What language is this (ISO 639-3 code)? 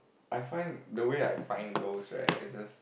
eng